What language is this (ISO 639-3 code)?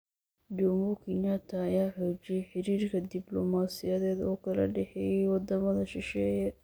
som